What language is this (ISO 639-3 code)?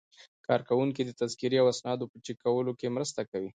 pus